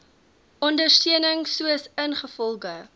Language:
Afrikaans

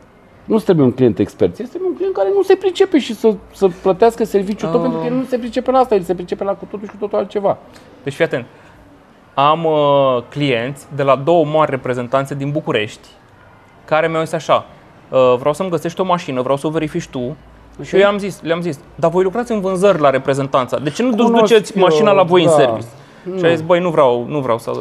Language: Romanian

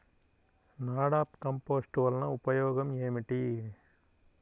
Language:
Telugu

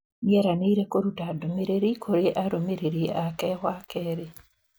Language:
Kikuyu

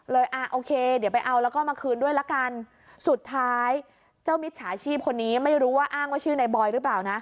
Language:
Thai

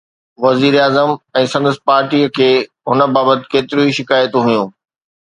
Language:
Sindhi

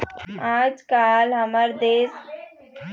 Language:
Chhattisgarhi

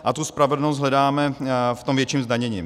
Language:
Czech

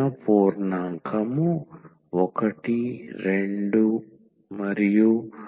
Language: Telugu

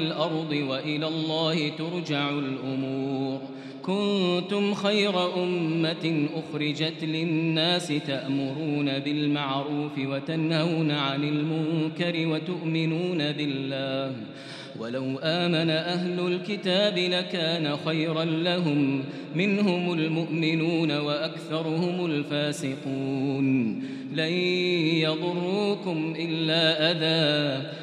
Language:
Arabic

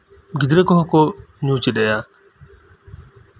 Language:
Santali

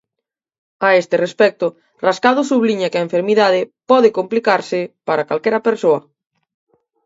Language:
Galician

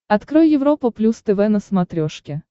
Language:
Russian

